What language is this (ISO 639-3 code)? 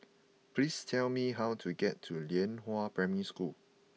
eng